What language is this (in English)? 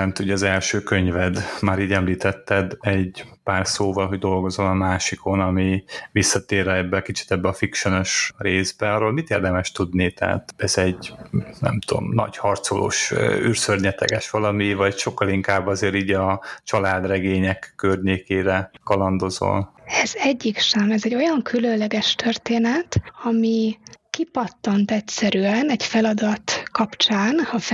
Hungarian